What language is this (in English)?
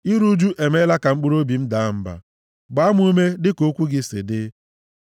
Igbo